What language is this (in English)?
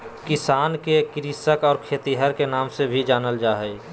Magahi